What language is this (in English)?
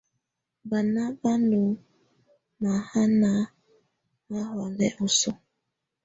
Tunen